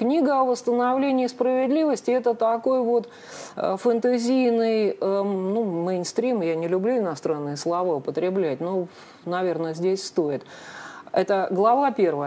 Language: Russian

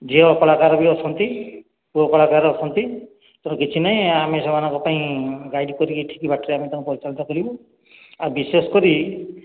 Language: Odia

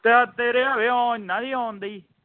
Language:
Punjabi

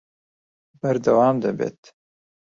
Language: Central Kurdish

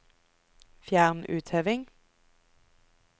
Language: Norwegian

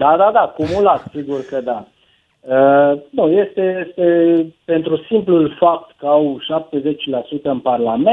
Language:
Romanian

